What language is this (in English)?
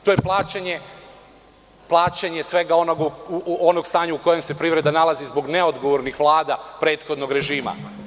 Serbian